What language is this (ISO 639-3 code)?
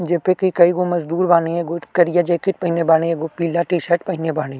bho